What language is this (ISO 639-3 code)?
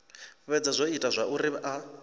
ven